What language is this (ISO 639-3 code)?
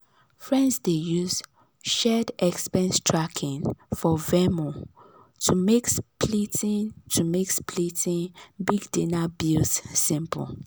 pcm